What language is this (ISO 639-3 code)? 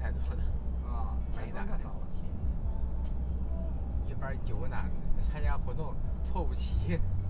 zho